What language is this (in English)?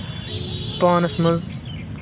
Kashmiri